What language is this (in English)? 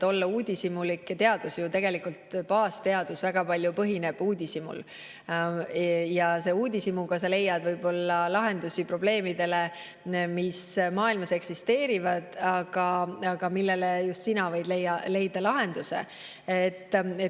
Estonian